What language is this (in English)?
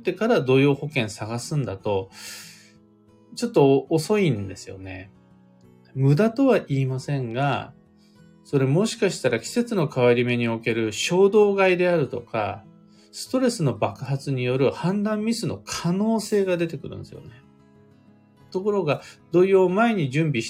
Japanese